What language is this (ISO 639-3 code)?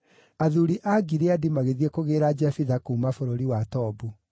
kik